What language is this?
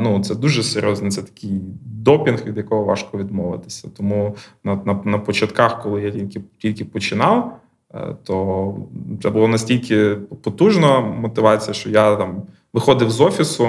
Ukrainian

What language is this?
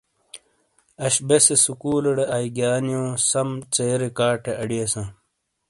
Shina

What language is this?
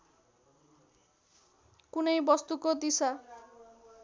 Nepali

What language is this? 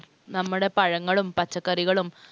Malayalam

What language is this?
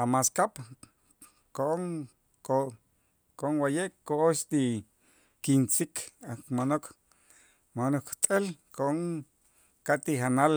Itzá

